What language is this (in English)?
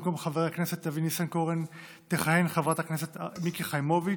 Hebrew